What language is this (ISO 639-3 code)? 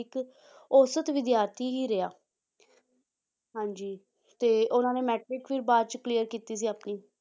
pan